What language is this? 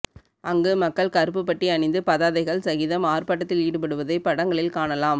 Tamil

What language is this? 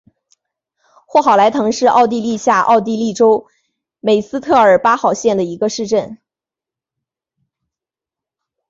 Chinese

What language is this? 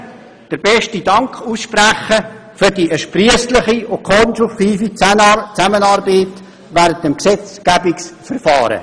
Swiss German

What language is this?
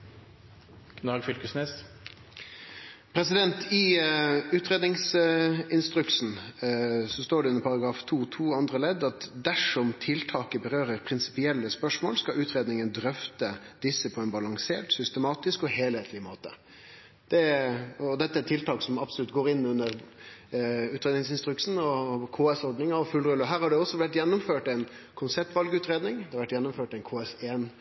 Norwegian Nynorsk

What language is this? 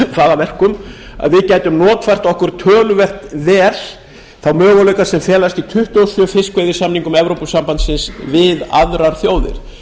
Icelandic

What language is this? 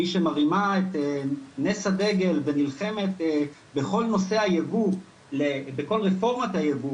Hebrew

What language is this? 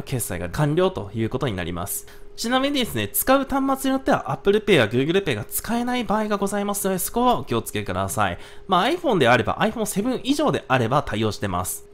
Japanese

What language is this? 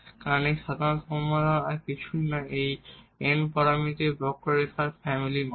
Bangla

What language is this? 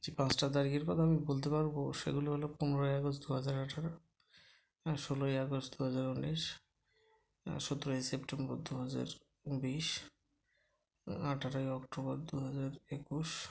Bangla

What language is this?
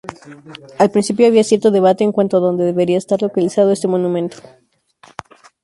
Spanish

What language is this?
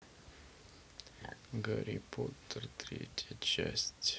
Russian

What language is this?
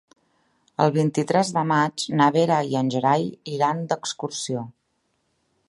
Catalan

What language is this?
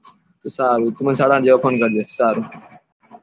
Gujarati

